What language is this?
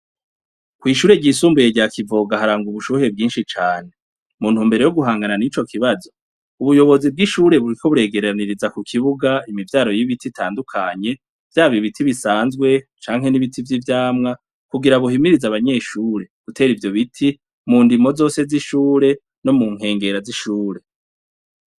Rundi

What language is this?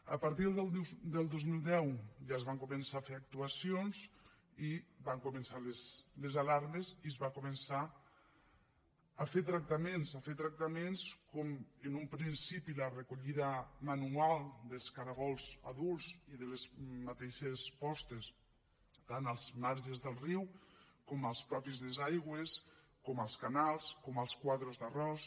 Catalan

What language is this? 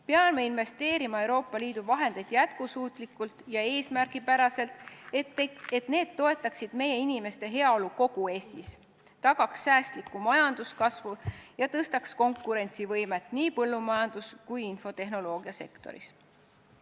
Estonian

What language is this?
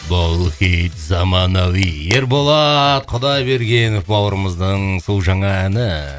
Kazakh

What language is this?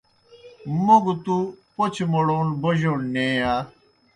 Kohistani Shina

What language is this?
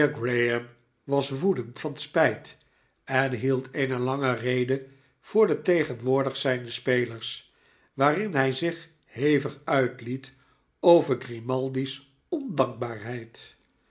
Dutch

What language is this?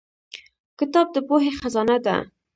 Pashto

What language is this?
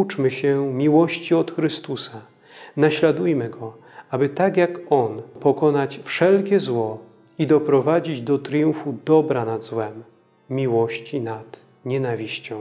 Polish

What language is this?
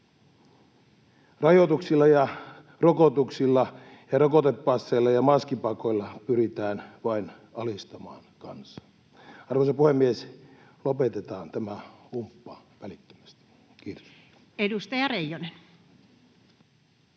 Finnish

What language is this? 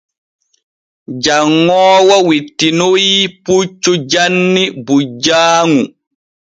Borgu Fulfulde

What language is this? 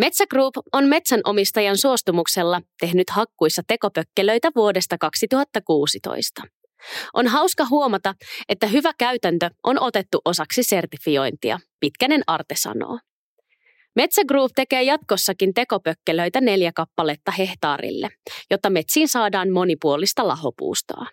Finnish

